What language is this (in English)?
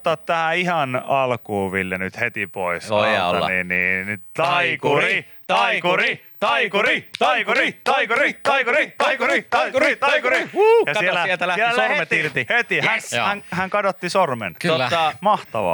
Finnish